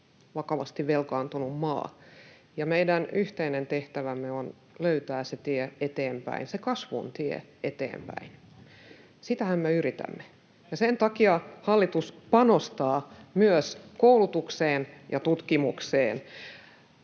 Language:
Finnish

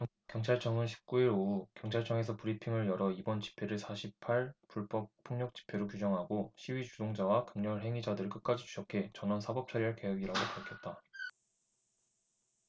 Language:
Korean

